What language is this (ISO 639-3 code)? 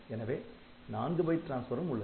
tam